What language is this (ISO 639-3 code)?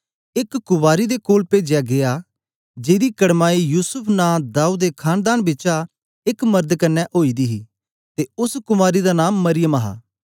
doi